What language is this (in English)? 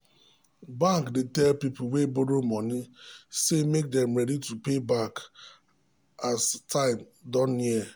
Nigerian Pidgin